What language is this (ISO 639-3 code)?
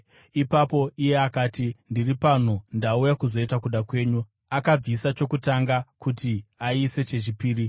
sna